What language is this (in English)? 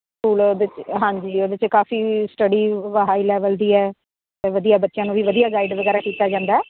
Punjabi